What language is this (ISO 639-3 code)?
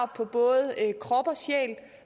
dan